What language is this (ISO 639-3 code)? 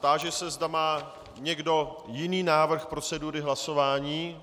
ces